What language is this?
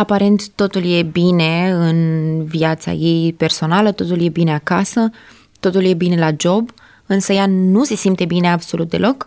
Romanian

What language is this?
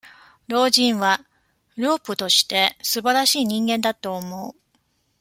Japanese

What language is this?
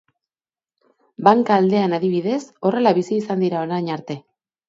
Basque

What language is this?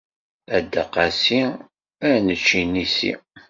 Kabyle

